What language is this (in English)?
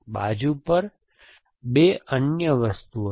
Gujarati